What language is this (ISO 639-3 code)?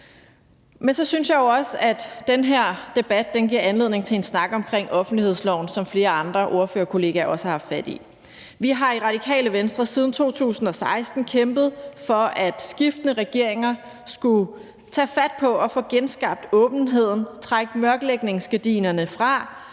dan